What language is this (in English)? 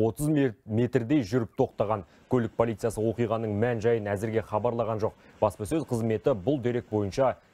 Turkish